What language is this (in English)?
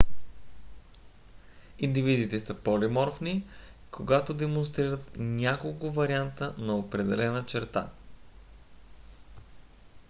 Bulgarian